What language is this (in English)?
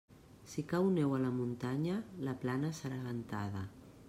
Catalan